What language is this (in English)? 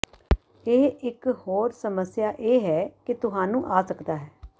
Punjabi